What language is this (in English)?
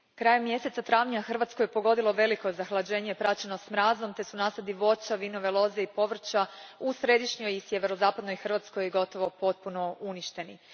Croatian